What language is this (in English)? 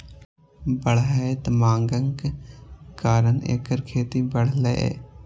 Maithili